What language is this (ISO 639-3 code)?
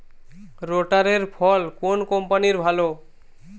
ben